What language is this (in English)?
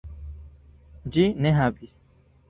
Esperanto